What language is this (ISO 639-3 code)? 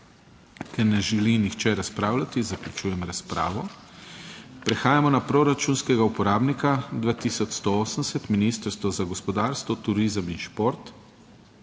slv